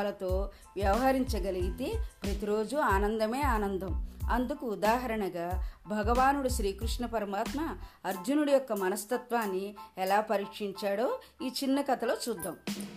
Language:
Telugu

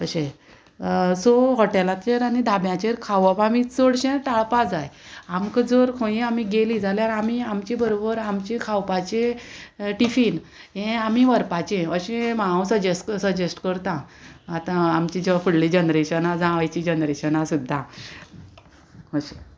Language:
Konkani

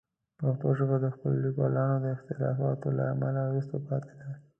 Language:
Pashto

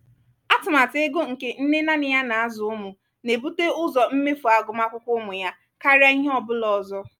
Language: Igbo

